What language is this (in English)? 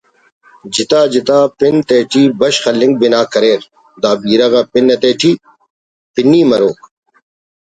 Brahui